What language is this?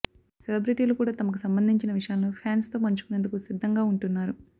Telugu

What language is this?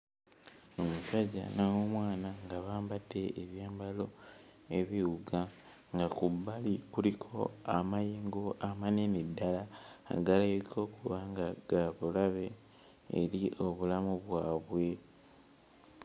Ganda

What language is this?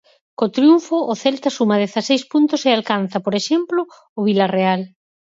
Galician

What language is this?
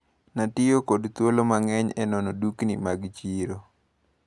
Luo (Kenya and Tanzania)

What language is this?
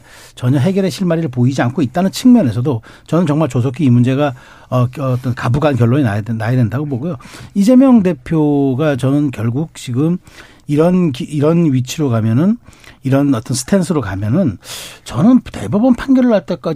Korean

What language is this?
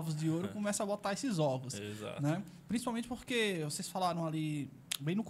Portuguese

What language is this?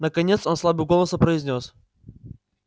Russian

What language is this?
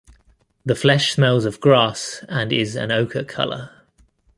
English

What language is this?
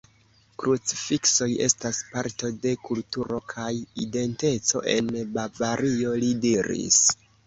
Esperanto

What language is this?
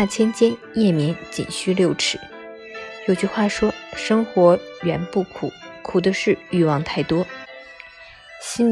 Chinese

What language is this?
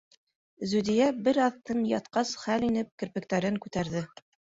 Bashkir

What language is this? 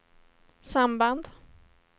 Swedish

